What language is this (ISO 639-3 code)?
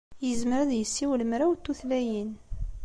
kab